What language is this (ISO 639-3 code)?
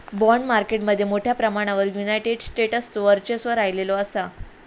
mar